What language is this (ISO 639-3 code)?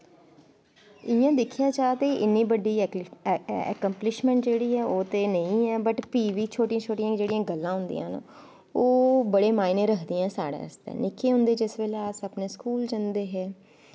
doi